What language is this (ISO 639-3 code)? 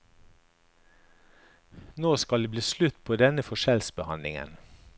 nor